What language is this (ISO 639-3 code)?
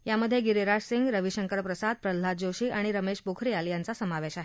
mar